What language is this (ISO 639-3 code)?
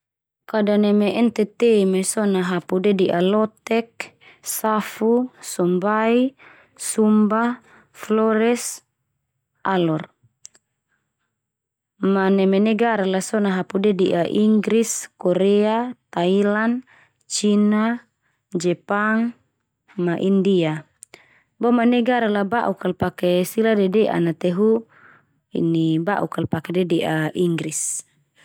twu